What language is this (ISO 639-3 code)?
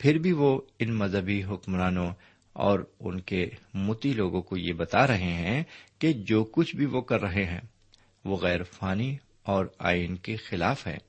urd